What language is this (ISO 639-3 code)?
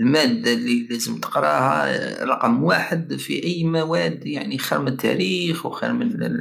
aao